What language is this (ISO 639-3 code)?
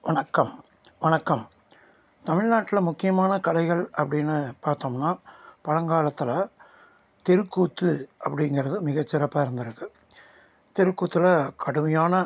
tam